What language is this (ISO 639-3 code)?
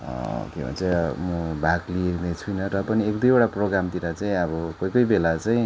nep